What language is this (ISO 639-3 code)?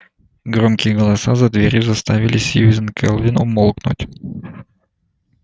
rus